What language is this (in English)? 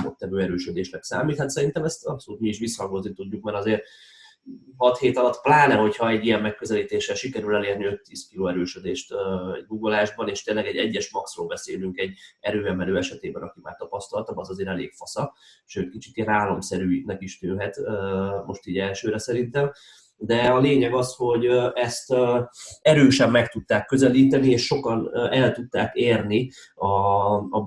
Hungarian